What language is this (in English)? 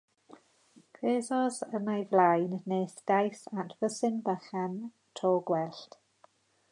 Welsh